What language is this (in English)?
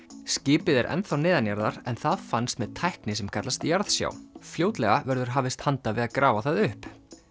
Icelandic